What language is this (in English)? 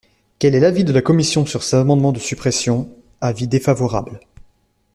French